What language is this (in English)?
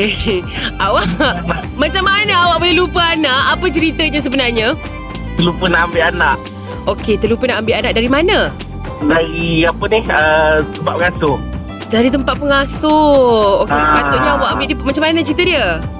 Malay